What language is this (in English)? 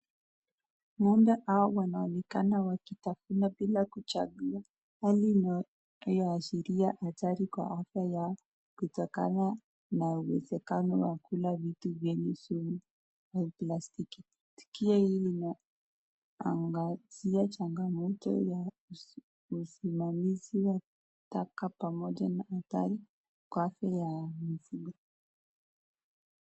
Swahili